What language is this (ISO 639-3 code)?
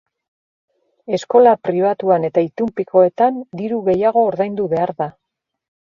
eus